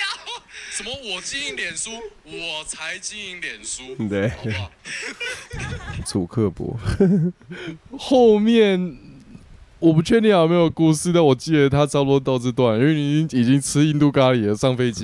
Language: Chinese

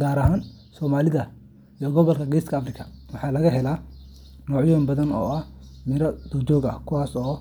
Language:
Somali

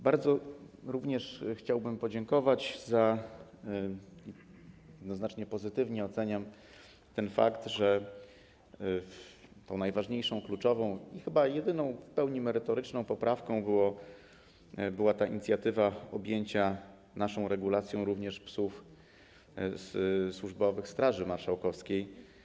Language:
Polish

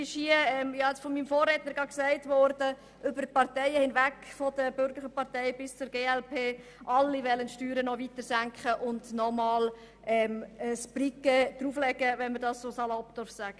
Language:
Swiss German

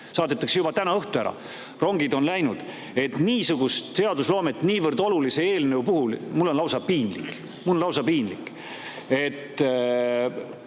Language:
Estonian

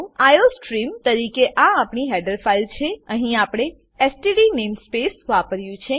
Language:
Gujarati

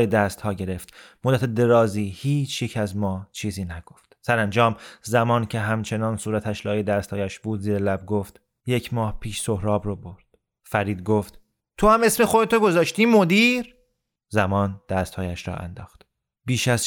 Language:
Persian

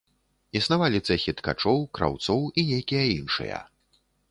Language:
Belarusian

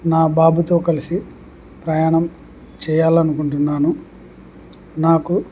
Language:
Telugu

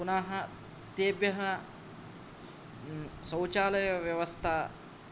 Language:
Sanskrit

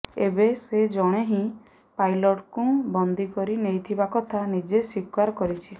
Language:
Odia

